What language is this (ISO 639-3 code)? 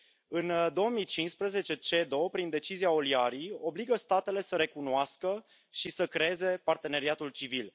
ron